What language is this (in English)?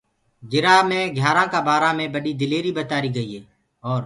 Gurgula